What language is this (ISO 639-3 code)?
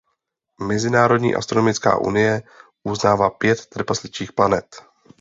ces